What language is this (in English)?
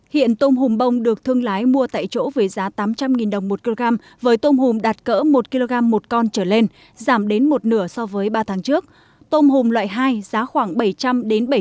Vietnamese